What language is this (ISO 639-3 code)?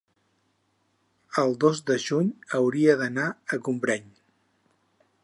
cat